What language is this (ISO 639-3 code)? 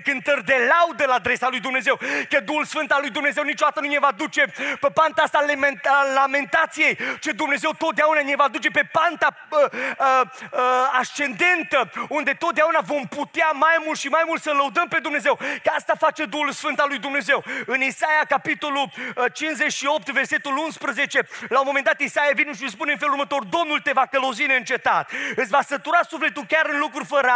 ron